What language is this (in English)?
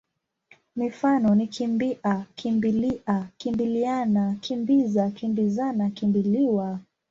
Swahili